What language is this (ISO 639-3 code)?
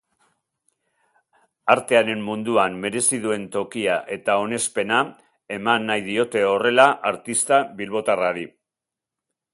eus